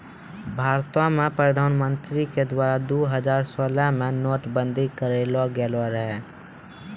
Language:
Maithili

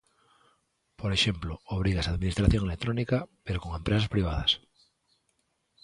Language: Galician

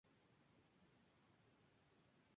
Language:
Spanish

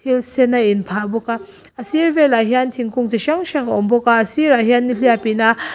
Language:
Mizo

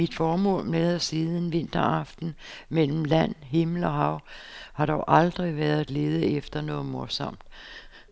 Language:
Danish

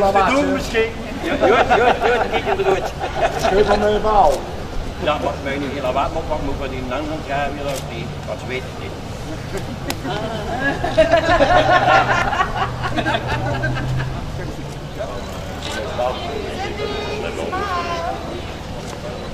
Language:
Dutch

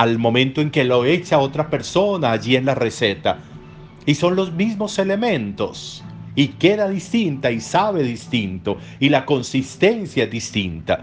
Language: Spanish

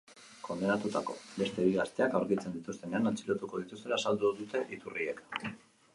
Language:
Basque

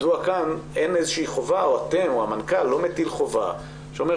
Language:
Hebrew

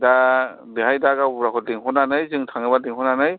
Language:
Bodo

